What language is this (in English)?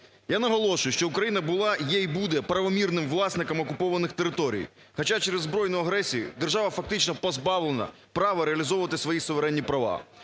Ukrainian